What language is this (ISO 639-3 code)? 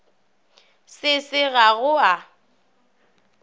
nso